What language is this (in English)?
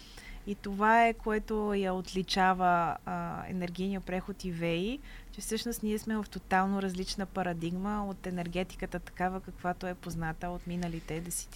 Bulgarian